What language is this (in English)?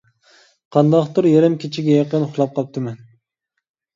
Uyghur